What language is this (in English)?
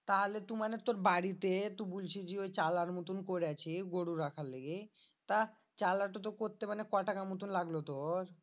Bangla